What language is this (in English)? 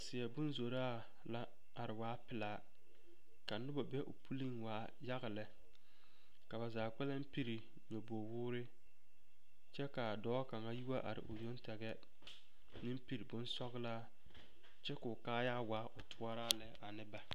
Southern Dagaare